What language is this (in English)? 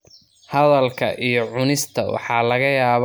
Somali